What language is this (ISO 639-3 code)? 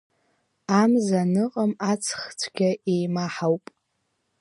abk